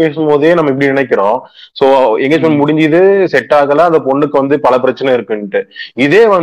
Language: Tamil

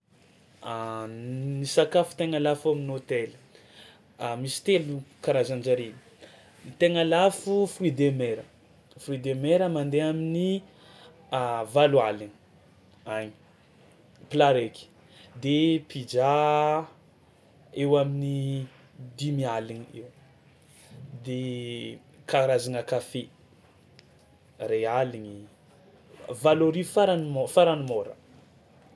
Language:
Tsimihety Malagasy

